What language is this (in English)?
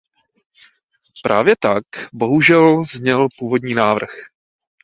Czech